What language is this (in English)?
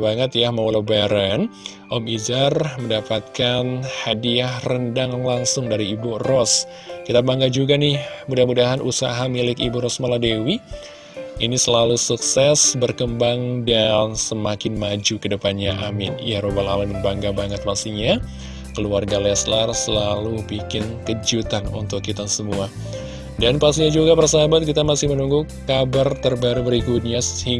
Indonesian